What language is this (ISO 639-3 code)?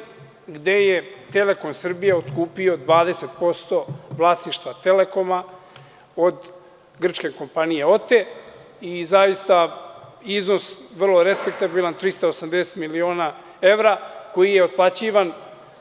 srp